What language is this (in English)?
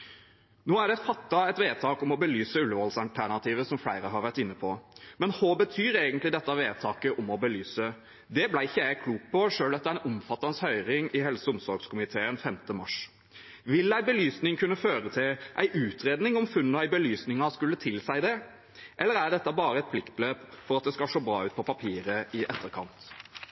Norwegian Bokmål